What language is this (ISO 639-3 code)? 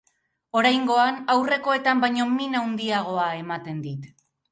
eus